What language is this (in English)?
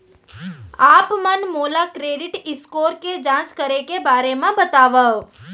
Chhattisgarhi